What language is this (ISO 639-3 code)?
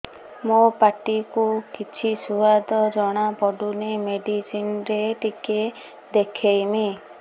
ori